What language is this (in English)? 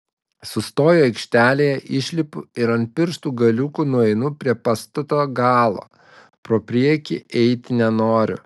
Lithuanian